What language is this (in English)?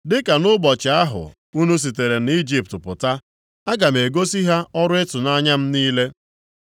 Igbo